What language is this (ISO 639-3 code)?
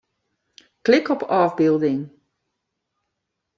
fry